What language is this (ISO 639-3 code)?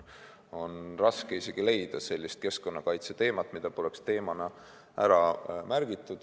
est